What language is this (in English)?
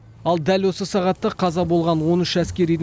Kazakh